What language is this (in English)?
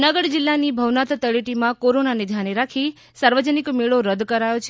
Gujarati